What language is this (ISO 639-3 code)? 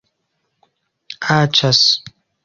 epo